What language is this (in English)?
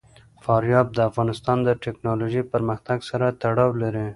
Pashto